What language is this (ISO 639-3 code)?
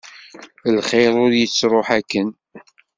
kab